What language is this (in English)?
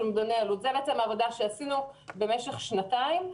Hebrew